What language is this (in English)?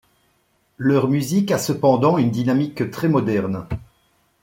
French